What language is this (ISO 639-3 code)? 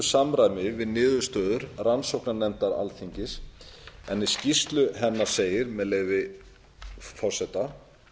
isl